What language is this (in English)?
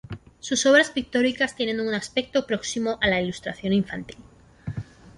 Spanish